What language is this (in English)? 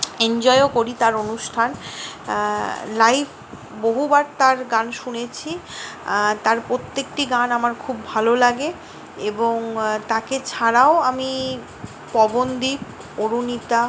Bangla